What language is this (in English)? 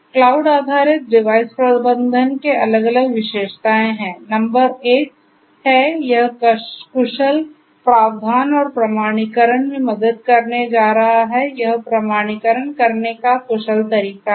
Hindi